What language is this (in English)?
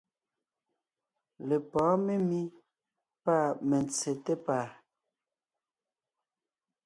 Ngiemboon